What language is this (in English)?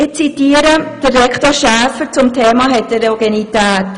Swiss German